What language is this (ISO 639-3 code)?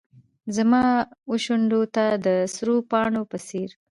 pus